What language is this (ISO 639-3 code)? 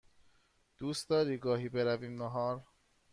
fas